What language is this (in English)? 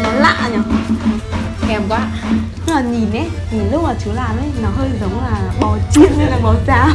Vietnamese